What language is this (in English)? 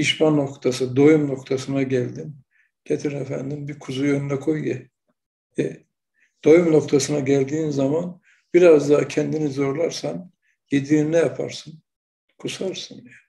Turkish